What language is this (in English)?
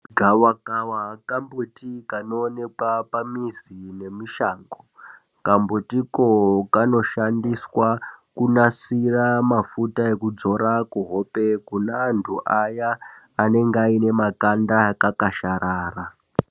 Ndau